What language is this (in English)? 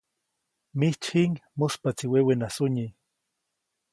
Copainalá Zoque